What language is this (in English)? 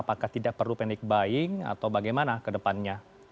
Indonesian